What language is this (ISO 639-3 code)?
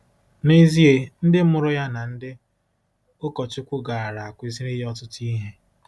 ibo